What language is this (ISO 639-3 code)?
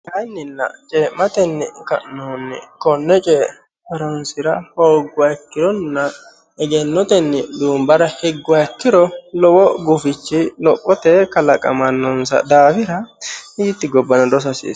sid